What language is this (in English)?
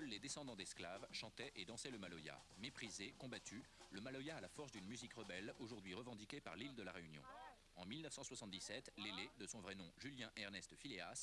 French